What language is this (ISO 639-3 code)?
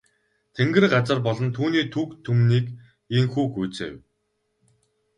mon